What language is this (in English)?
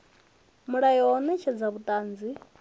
Venda